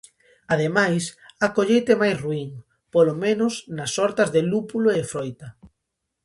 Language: Galician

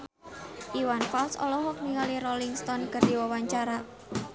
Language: Sundanese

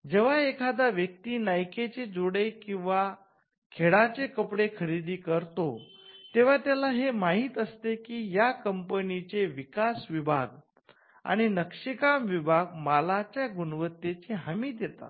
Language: Marathi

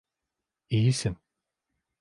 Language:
Turkish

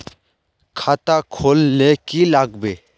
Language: Magahi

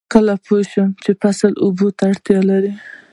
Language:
Pashto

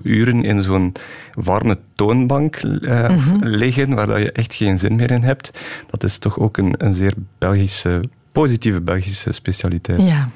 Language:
Dutch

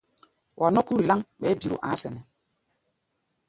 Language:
Gbaya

